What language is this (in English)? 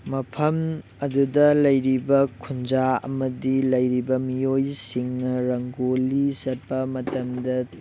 Manipuri